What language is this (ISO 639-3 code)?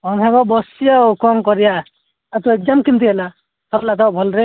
ori